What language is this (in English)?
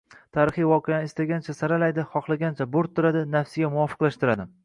Uzbek